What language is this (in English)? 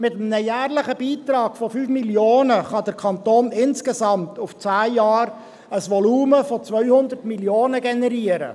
Swiss German